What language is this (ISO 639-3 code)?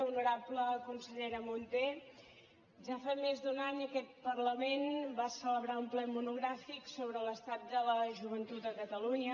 cat